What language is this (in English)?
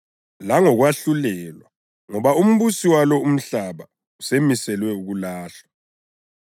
North Ndebele